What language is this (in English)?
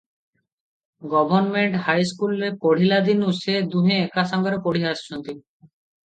Odia